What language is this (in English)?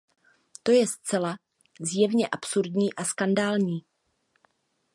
Czech